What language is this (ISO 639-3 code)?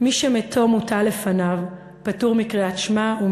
heb